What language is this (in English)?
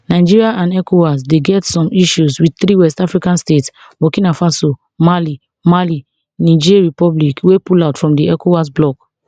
Nigerian Pidgin